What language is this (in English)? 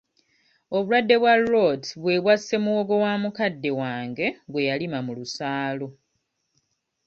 Ganda